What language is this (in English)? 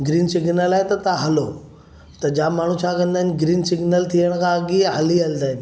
Sindhi